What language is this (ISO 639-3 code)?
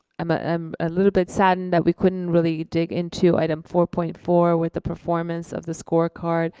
eng